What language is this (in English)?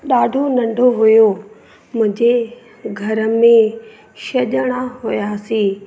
Sindhi